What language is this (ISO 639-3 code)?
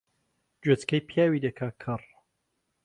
ckb